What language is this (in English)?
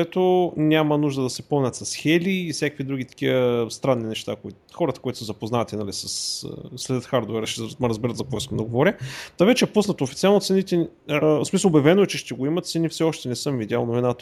Bulgarian